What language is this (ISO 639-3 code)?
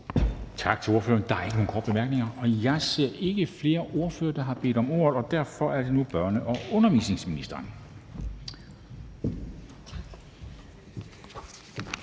dan